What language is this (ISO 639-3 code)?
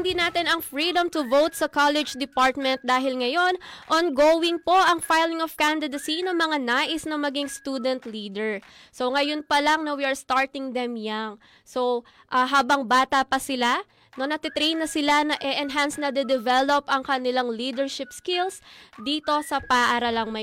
fil